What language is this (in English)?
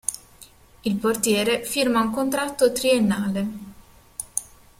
Italian